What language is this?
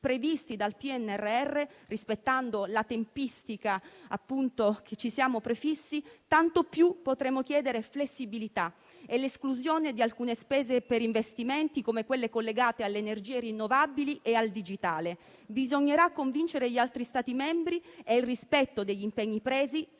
Italian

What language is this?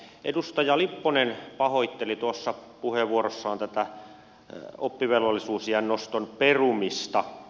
Finnish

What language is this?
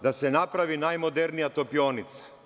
Serbian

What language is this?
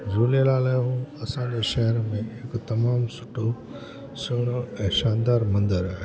Sindhi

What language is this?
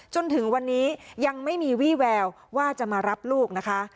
Thai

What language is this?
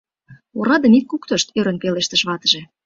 Mari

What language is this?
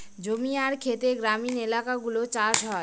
Bangla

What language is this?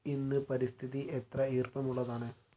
Malayalam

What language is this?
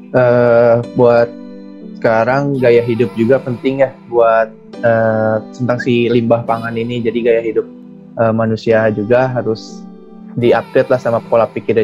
Indonesian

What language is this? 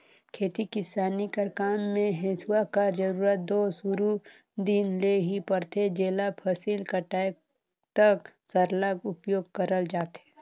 Chhattisgarhi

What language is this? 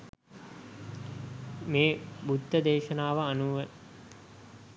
Sinhala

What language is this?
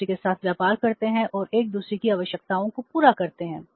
Hindi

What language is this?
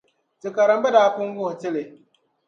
Dagbani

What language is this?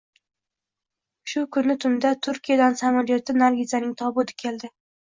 Uzbek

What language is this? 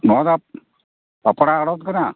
Santali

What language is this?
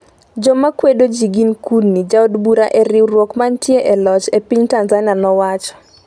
Luo (Kenya and Tanzania)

